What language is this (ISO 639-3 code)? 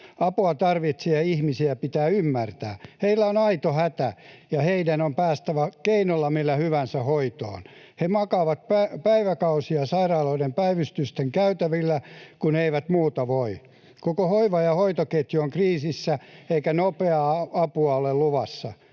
fin